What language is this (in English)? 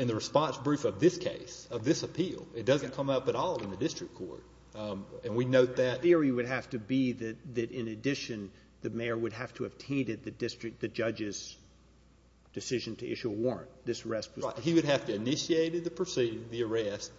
English